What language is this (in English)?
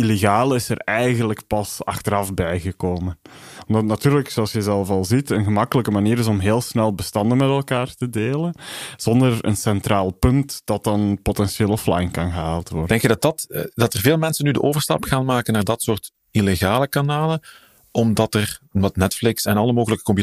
Dutch